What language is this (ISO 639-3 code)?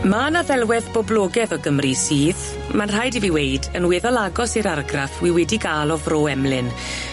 cym